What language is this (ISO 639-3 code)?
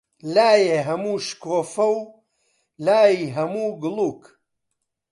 ckb